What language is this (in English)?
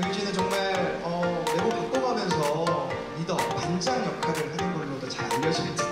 Korean